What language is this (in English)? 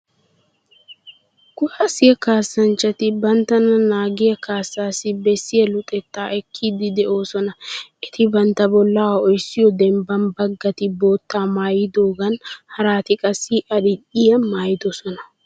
Wolaytta